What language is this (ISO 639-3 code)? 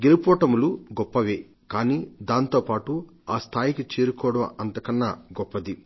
tel